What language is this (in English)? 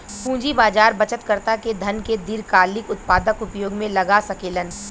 Bhojpuri